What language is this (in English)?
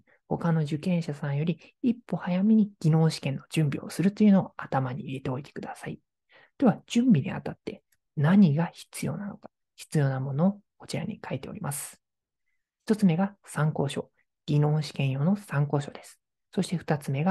Japanese